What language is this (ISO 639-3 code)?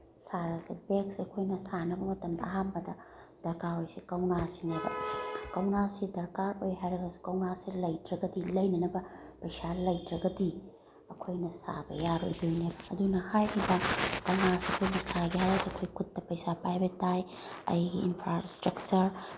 mni